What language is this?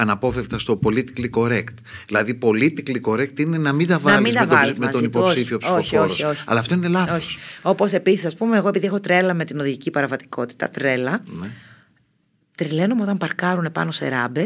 Greek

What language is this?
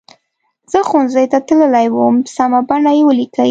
Pashto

